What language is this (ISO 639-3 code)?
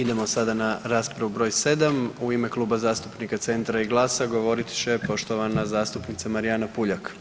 hrv